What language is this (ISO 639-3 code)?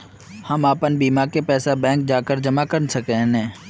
mag